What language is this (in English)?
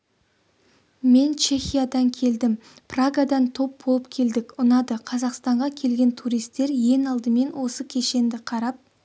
Kazakh